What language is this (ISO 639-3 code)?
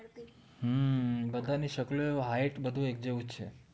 guj